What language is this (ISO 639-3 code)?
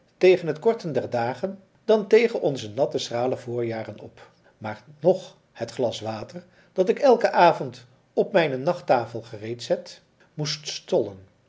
nld